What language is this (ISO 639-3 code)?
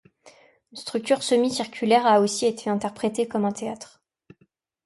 fra